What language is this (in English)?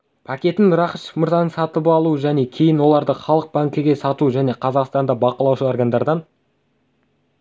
Kazakh